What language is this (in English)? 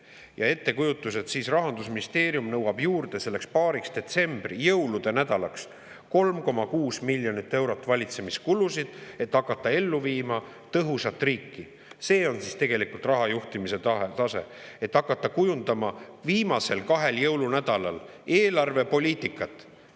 Estonian